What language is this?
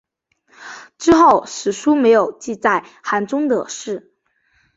Chinese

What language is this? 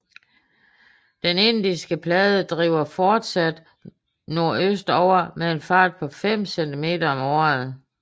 Danish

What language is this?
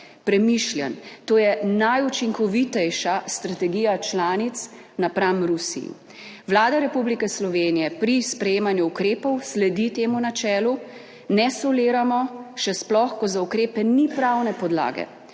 Slovenian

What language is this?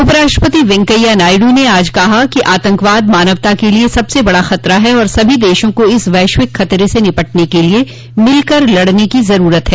Hindi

